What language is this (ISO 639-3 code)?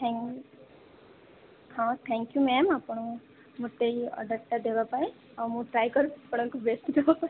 ori